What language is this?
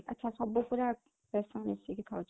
Odia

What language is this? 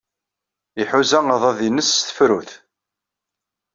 Kabyle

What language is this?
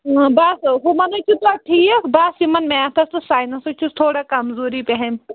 Kashmiri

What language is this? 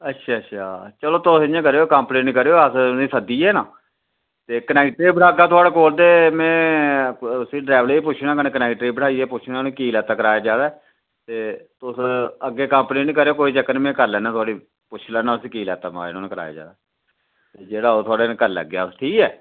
Dogri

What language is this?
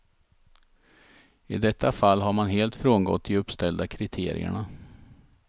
Swedish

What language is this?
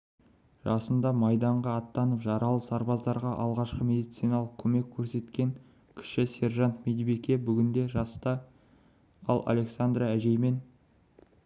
Kazakh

